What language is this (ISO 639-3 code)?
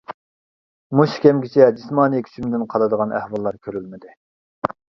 uig